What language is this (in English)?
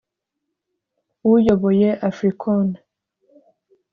Kinyarwanda